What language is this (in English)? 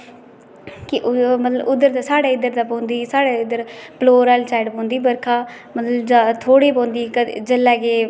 Dogri